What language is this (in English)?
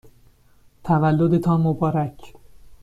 Persian